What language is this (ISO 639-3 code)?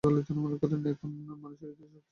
ben